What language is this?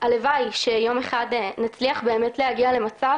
Hebrew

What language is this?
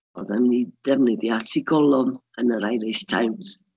Welsh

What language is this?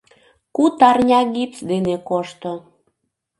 Mari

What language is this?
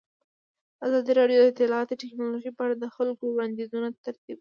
Pashto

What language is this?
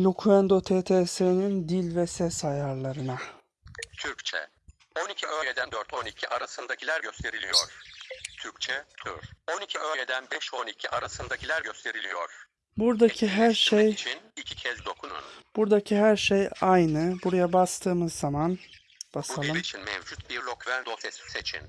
Turkish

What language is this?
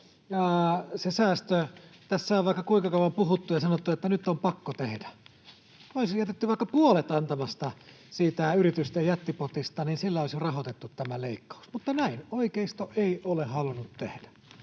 Finnish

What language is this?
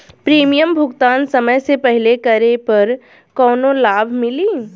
Bhojpuri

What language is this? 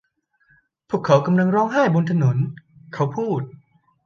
Thai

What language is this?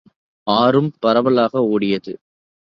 Tamil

